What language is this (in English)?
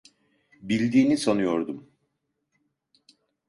Turkish